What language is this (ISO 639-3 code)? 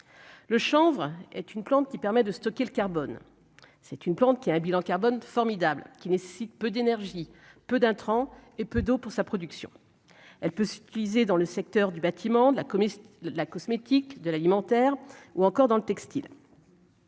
fra